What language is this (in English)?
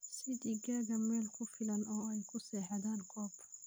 Somali